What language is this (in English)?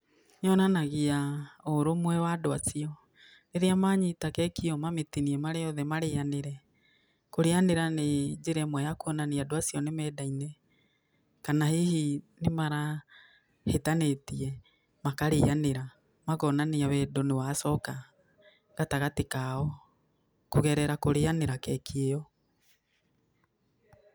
Kikuyu